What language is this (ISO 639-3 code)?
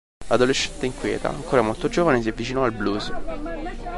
ita